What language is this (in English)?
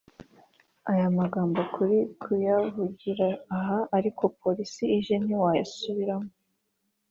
Kinyarwanda